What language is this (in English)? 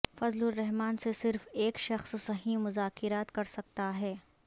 Urdu